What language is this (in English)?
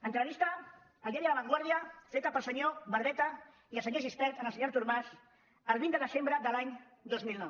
Catalan